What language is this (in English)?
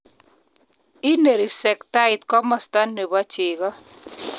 Kalenjin